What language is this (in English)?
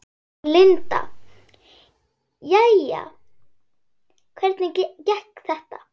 Icelandic